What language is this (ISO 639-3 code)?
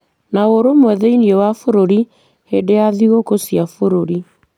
kik